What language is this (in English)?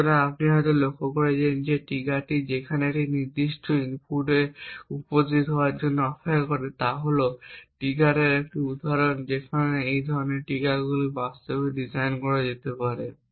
Bangla